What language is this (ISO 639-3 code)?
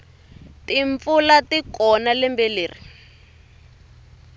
tso